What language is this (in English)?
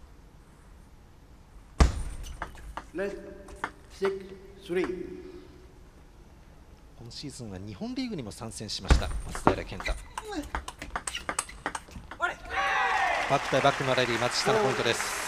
Japanese